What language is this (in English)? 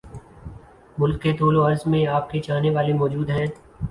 Urdu